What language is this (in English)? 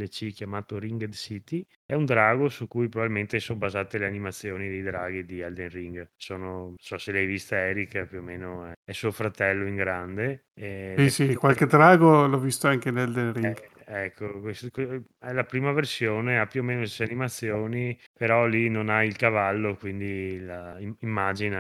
Italian